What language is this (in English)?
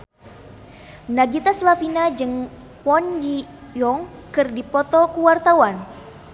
Sundanese